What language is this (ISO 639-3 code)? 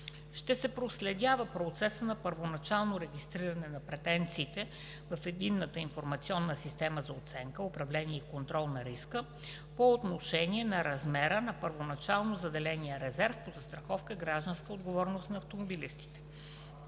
bul